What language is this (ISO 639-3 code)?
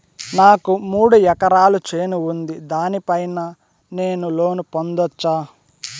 tel